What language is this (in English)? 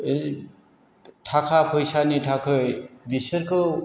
Bodo